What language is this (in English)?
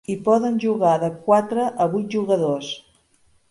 Catalan